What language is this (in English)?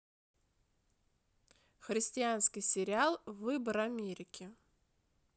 Russian